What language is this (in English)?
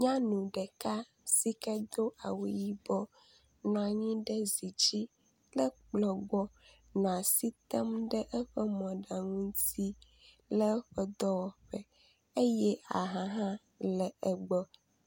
Ewe